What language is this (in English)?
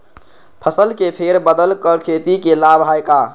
Magahi